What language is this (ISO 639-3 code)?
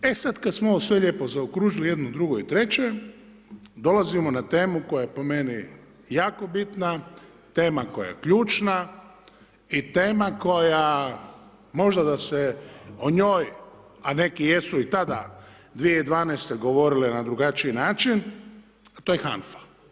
hrv